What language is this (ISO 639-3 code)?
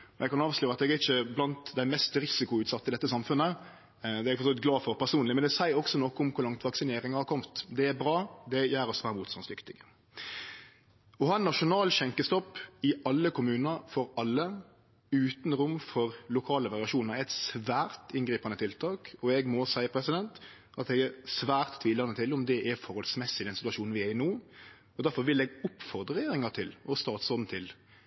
nno